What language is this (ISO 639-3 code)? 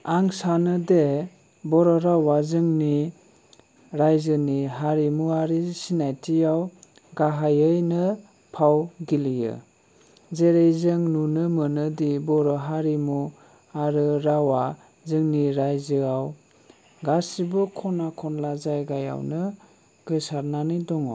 brx